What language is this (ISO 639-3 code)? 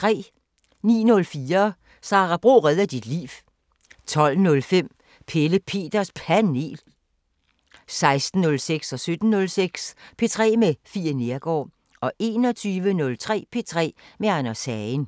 dan